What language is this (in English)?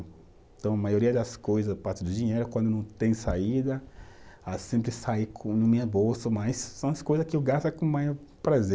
Portuguese